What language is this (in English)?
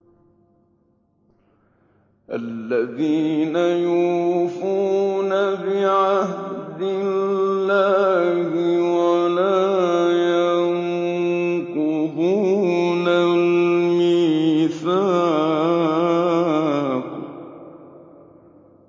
Arabic